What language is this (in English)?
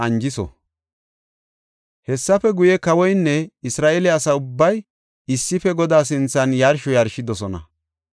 Gofa